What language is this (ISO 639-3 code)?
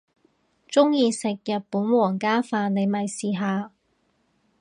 yue